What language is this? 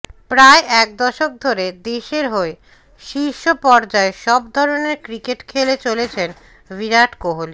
Bangla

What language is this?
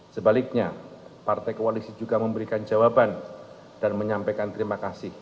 Indonesian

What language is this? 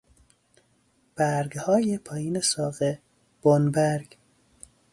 Persian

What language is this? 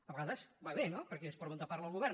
Catalan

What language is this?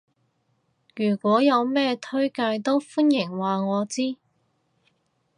Cantonese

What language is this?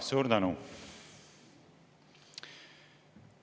Estonian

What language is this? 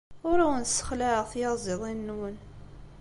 Kabyle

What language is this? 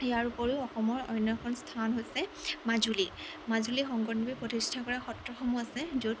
Assamese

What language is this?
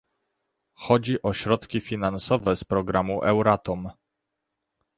Polish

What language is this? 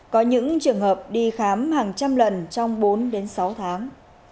Vietnamese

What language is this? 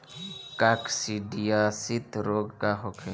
Bhojpuri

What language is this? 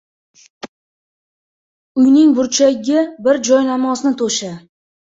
Uzbek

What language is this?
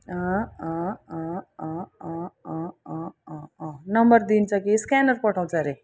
Nepali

